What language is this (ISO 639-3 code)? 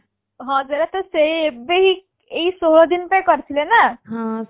ori